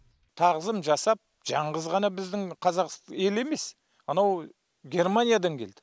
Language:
Kazakh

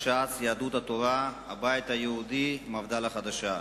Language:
Hebrew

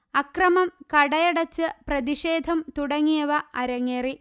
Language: Malayalam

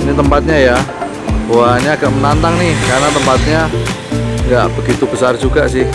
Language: Indonesian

